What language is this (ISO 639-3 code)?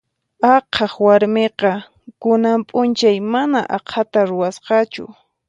qxp